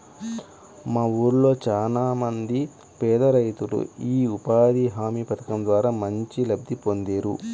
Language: Telugu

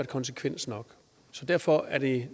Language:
Danish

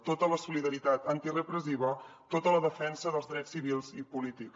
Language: Catalan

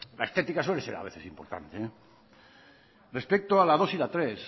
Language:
Spanish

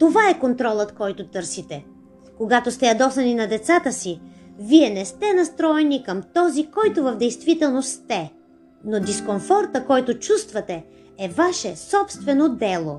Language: Bulgarian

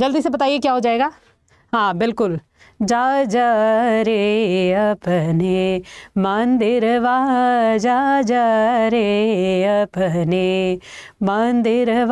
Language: Hindi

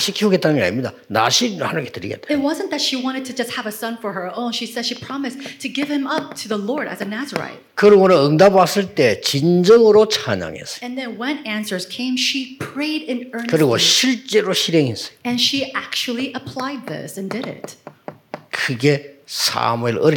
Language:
Korean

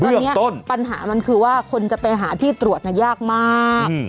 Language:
Thai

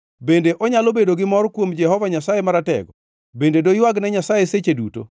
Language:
Luo (Kenya and Tanzania)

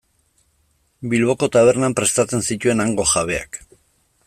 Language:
Basque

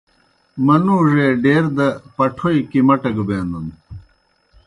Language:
Kohistani Shina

